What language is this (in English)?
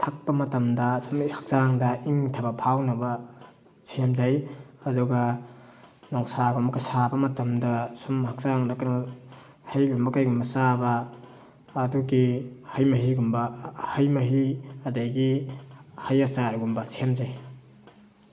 Manipuri